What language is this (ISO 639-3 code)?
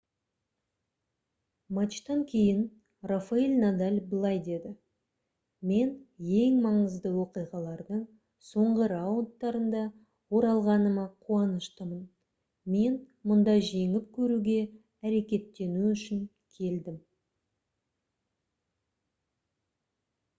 kaz